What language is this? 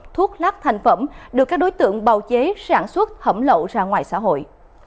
Vietnamese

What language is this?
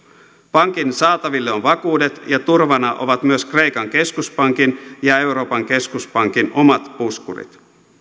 Finnish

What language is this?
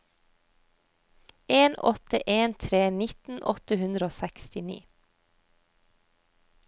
Norwegian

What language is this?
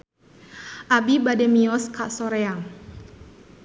Sundanese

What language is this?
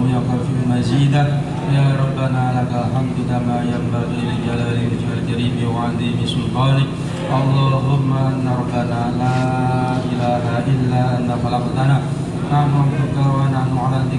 Indonesian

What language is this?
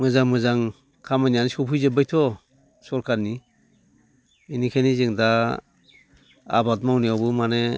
Bodo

